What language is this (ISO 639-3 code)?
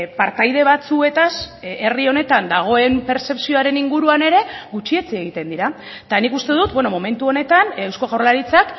eus